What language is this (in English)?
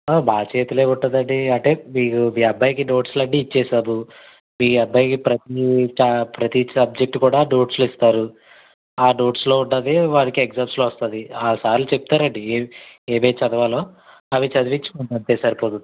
Telugu